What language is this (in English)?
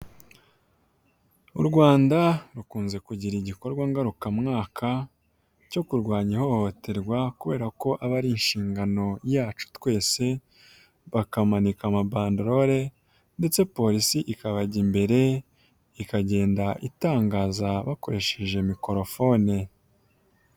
Kinyarwanda